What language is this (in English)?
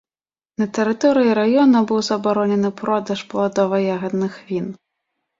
Belarusian